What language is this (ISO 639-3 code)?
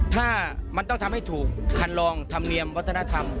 tha